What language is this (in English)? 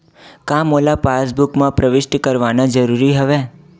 Chhattisgarhi